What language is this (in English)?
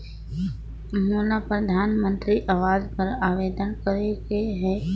Chhattisgarhi